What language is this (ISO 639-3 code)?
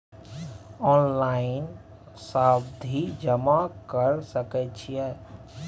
mai